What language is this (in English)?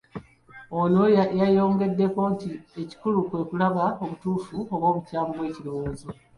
Ganda